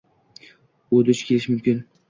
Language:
Uzbek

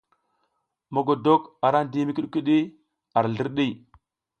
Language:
South Giziga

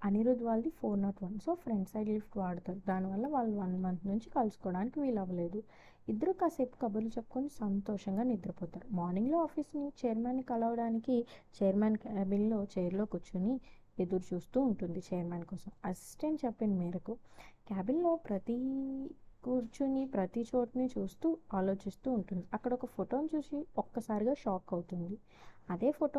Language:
Telugu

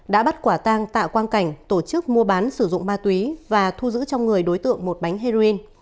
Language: Vietnamese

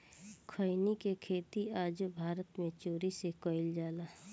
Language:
Bhojpuri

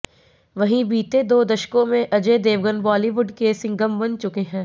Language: Hindi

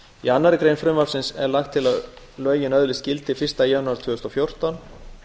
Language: Icelandic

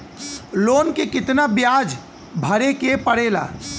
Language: Bhojpuri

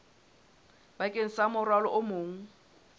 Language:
Southern Sotho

